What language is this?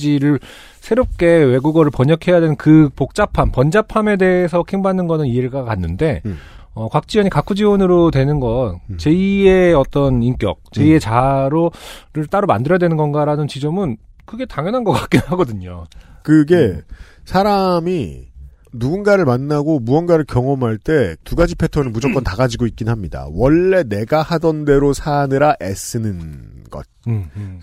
Korean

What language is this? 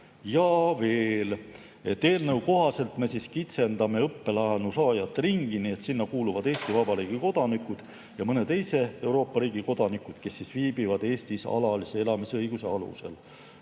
Estonian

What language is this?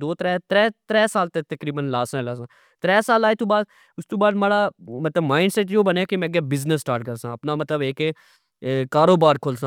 Pahari-Potwari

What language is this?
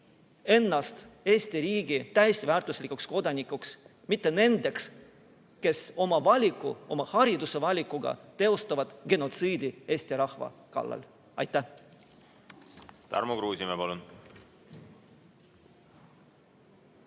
Estonian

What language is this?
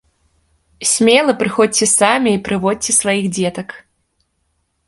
Belarusian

